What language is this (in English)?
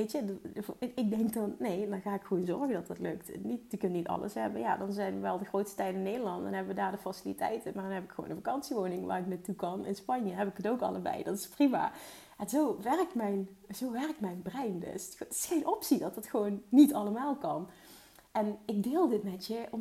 Dutch